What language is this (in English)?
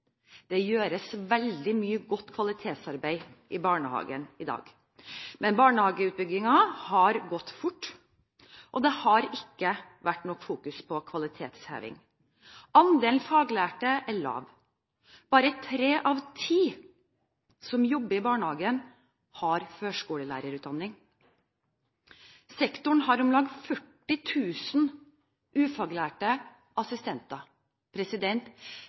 Norwegian Bokmål